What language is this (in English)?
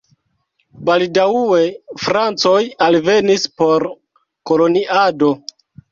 Esperanto